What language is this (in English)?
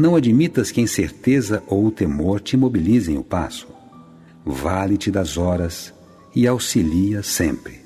Portuguese